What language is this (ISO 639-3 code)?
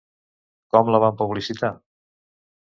cat